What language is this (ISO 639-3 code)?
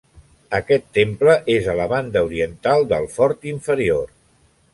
cat